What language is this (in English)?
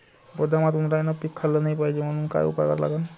Marathi